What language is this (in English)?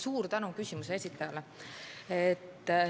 Estonian